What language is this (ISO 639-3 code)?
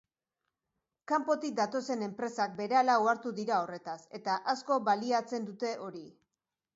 eus